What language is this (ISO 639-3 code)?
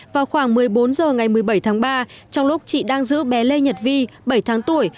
vie